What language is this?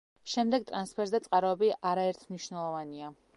Georgian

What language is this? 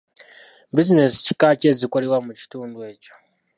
Ganda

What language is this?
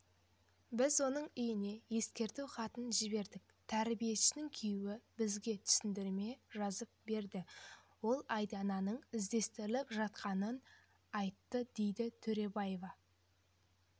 Kazakh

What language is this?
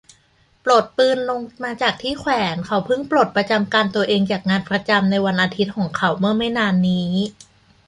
Thai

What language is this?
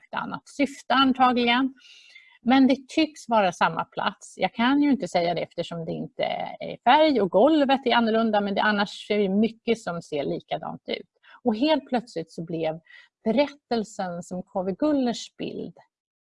Swedish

